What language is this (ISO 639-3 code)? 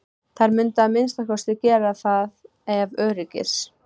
isl